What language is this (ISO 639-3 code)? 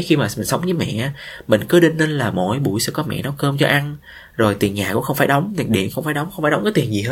vie